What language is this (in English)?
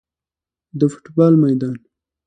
Pashto